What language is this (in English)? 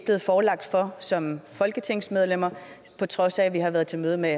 Danish